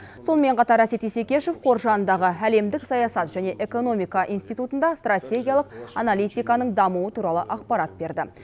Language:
Kazakh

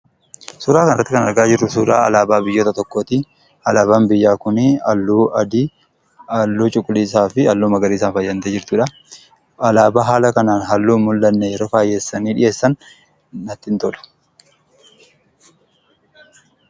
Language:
Oromo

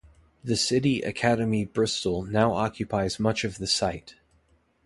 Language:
English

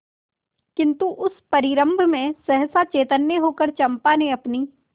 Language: Hindi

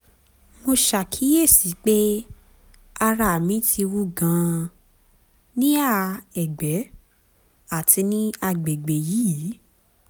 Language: Yoruba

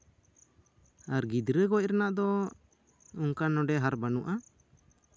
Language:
Santali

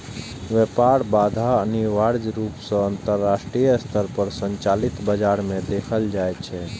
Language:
Maithili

